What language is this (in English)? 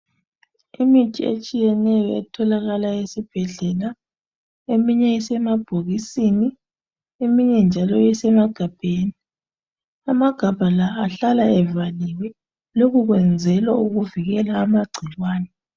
North Ndebele